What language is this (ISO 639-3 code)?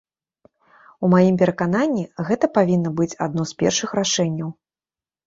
bel